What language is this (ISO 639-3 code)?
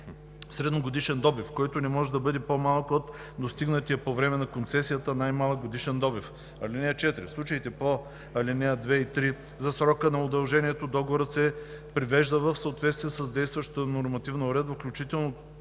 bul